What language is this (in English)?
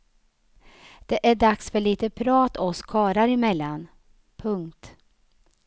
Swedish